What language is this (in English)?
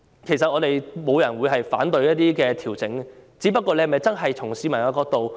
Cantonese